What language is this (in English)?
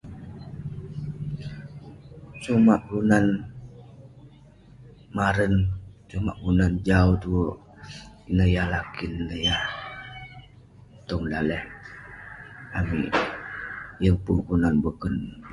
Western Penan